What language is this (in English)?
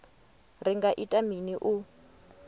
Venda